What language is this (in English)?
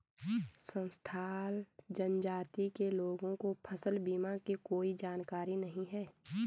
Hindi